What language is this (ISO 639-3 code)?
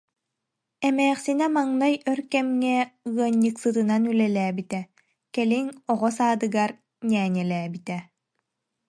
sah